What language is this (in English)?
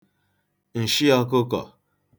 Igbo